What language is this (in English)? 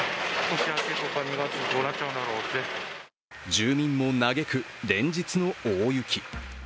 Japanese